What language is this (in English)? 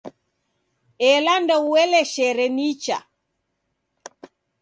Taita